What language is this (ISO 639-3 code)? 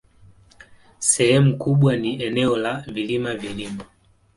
swa